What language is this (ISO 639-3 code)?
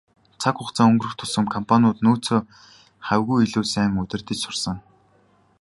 mon